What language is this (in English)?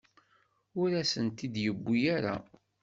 Kabyle